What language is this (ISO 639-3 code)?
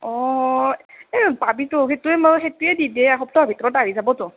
asm